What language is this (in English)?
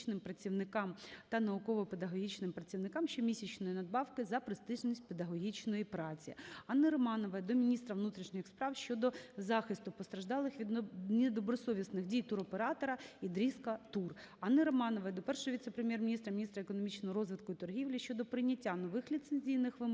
Ukrainian